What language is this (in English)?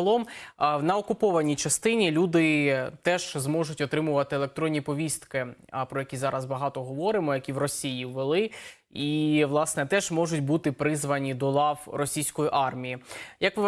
Ukrainian